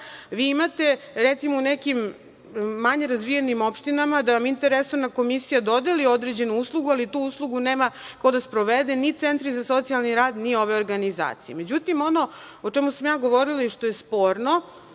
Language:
Serbian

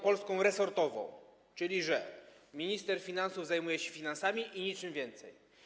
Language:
Polish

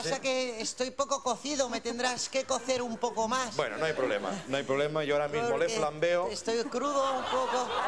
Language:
Spanish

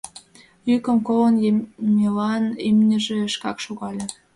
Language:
Mari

